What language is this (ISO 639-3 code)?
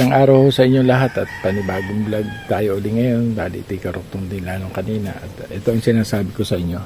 fil